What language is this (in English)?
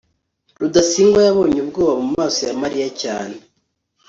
Kinyarwanda